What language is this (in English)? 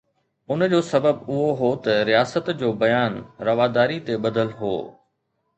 Sindhi